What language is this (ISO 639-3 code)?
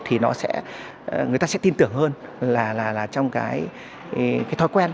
vie